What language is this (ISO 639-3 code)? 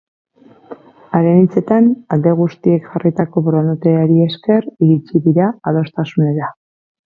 eus